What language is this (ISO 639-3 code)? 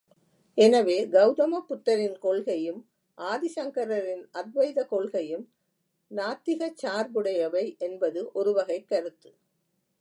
tam